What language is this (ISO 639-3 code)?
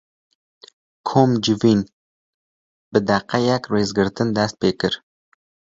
kur